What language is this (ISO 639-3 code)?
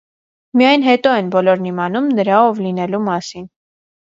hye